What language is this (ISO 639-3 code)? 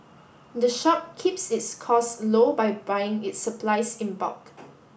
eng